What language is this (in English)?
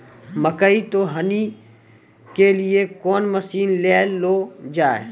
Maithili